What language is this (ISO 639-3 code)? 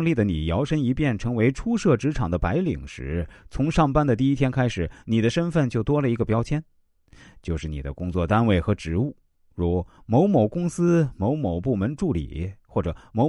zho